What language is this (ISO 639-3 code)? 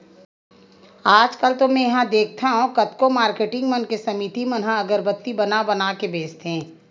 hne